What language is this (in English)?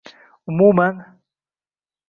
Uzbek